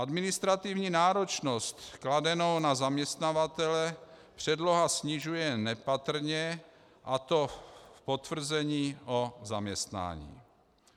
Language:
Czech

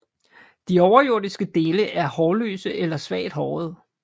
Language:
Danish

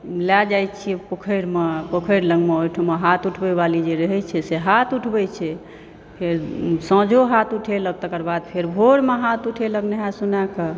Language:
Maithili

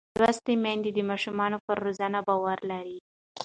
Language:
Pashto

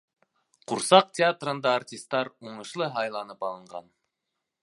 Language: Bashkir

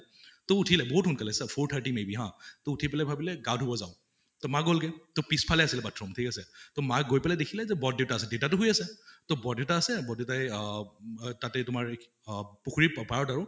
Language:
Assamese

